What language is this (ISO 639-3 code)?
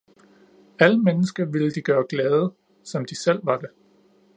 dan